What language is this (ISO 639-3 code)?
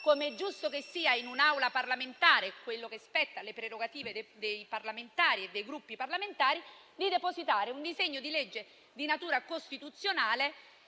ita